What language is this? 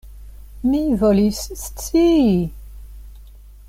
Esperanto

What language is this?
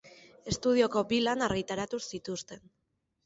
Basque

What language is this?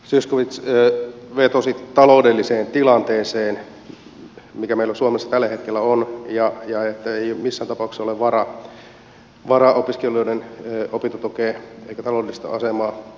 Finnish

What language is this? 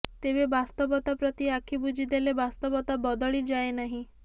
Odia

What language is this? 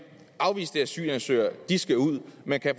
Danish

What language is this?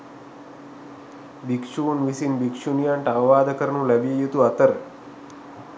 Sinhala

